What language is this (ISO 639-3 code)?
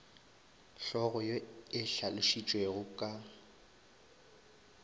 nso